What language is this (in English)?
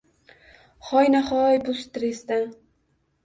Uzbek